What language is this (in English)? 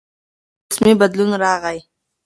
Pashto